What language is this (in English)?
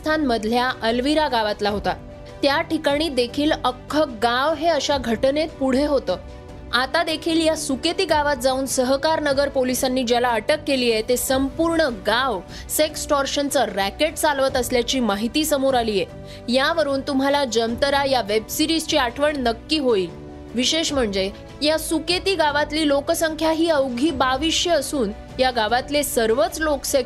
Marathi